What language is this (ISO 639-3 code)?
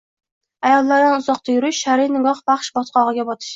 uzb